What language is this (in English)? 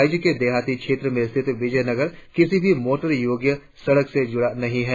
Hindi